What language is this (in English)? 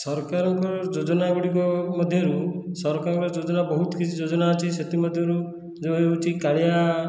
Odia